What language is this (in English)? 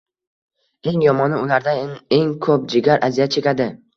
Uzbek